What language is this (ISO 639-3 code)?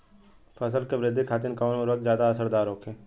bho